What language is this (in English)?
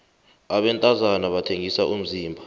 South Ndebele